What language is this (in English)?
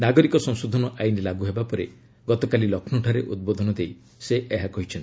Odia